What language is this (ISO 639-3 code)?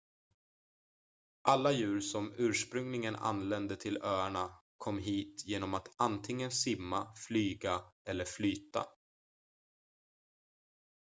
swe